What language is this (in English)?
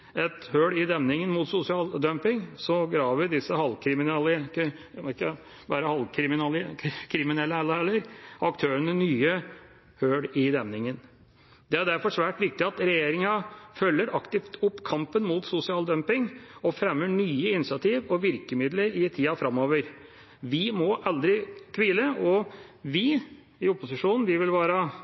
Norwegian Bokmål